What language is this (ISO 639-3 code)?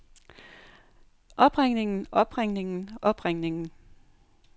dan